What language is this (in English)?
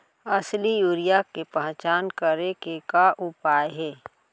Chhattisgarhi